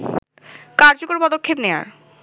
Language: Bangla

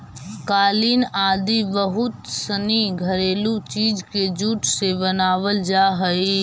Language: Magahi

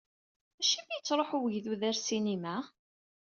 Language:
Kabyle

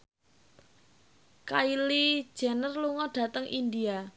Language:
Javanese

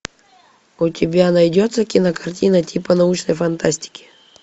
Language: Russian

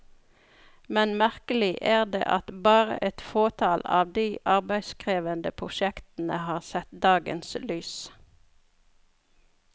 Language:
Norwegian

